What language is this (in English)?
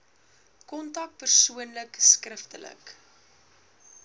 Afrikaans